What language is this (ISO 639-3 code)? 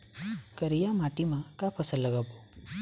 hne